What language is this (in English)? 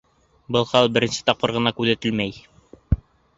Bashkir